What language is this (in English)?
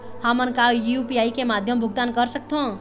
Chhattisgarhi